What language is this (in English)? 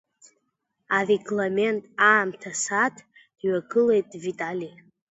Abkhazian